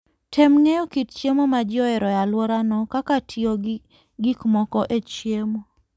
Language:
Luo (Kenya and Tanzania)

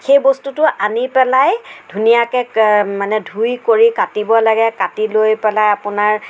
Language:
Assamese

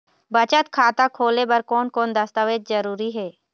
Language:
Chhattisgarhi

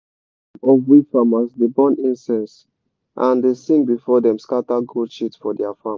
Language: Nigerian Pidgin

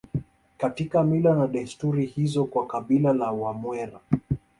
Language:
Swahili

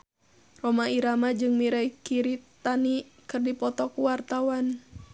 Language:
Sundanese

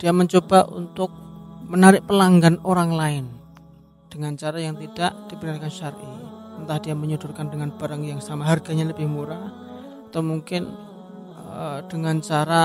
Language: Indonesian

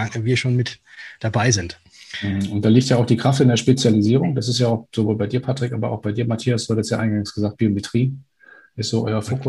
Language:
German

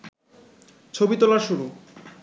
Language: Bangla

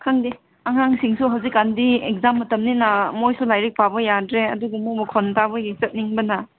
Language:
Manipuri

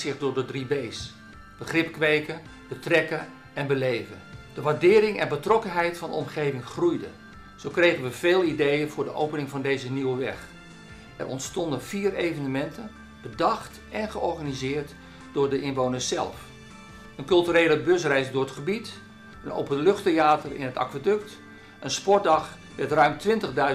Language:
Dutch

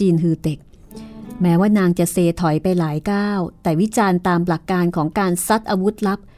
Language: Thai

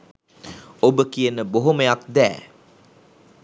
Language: Sinhala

